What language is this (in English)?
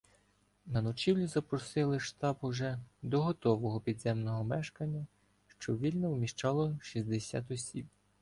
Ukrainian